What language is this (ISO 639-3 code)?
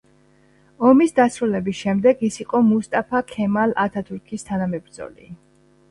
kat